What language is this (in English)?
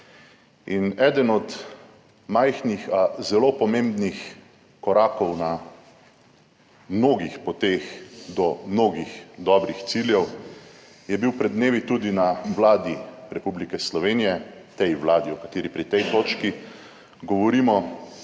Slovenian